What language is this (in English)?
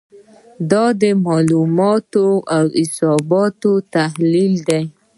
Pashto